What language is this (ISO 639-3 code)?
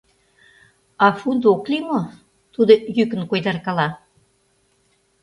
chm